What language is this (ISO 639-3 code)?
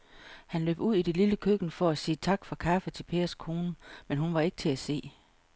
dan